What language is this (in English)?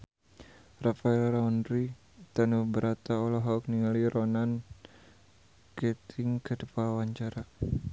Sundanese